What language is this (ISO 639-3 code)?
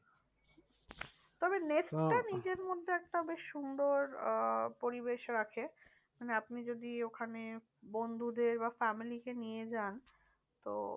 ben